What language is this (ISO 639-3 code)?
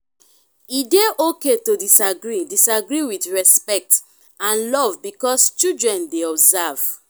pcm